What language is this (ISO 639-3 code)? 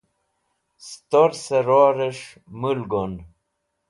wbl